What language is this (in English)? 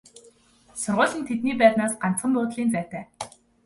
Mongolian